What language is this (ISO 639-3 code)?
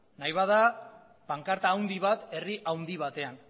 eus